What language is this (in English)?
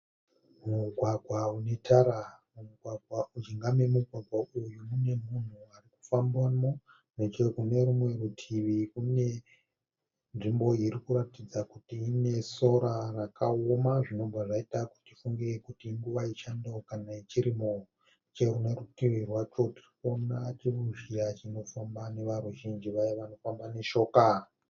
Shona